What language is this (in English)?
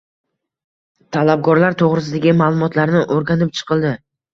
Uzbek